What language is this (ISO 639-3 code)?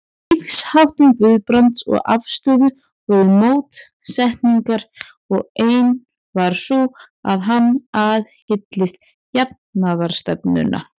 isl